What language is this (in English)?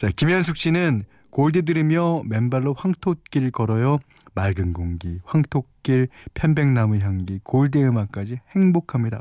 Korean